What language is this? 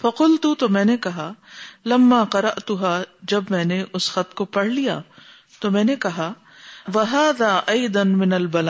Urdu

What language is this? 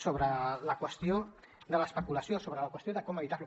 Catalan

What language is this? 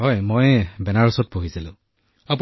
Assamese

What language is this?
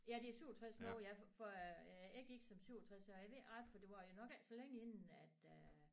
Danish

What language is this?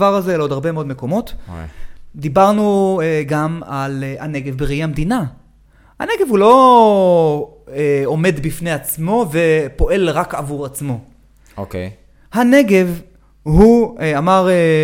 Hebrew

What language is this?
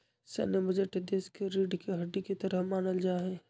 Magahi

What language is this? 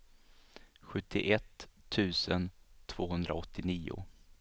Swedish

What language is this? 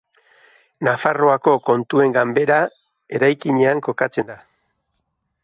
Basque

